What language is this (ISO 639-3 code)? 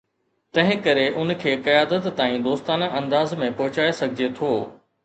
snd